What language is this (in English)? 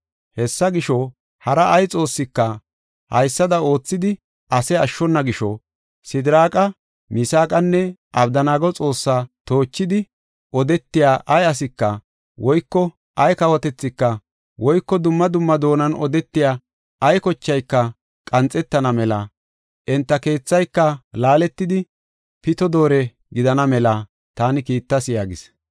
Gofa